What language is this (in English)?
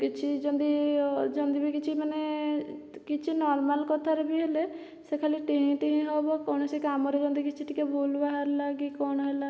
Odia